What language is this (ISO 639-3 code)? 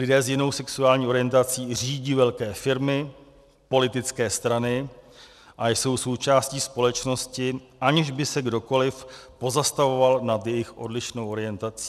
ces